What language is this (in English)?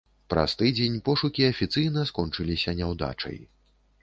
Belarusian